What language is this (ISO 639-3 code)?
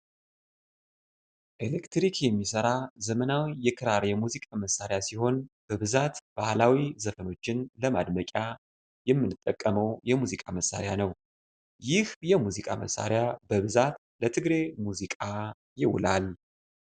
amh